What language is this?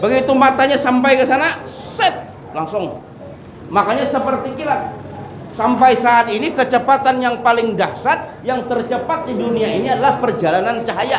Indonesian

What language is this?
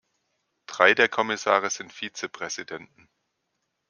German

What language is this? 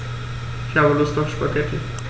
German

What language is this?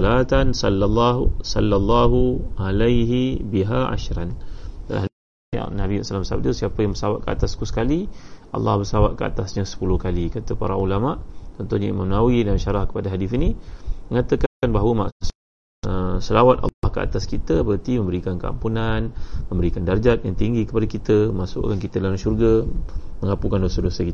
Malay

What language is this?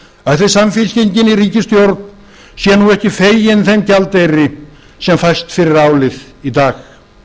Icelandic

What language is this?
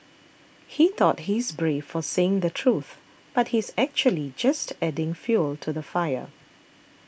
English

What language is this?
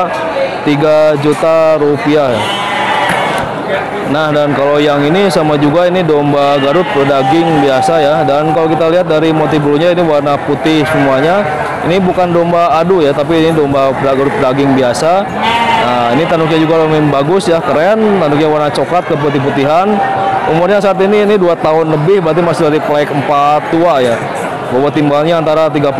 Indonesian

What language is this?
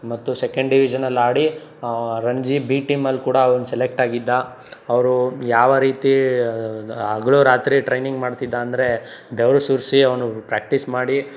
Kannada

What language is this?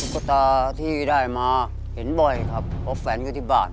Thai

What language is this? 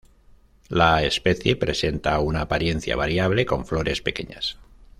Spanish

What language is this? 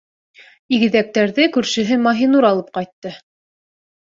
Bashkir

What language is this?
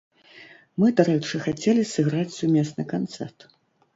Belarusian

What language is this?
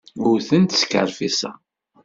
Kabyle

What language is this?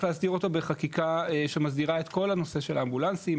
Hebrew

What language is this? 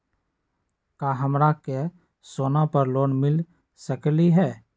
Magahi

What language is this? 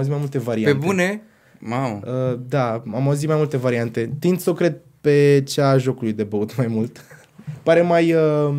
Romanian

